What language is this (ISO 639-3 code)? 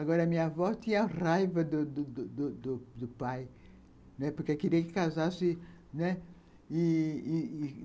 por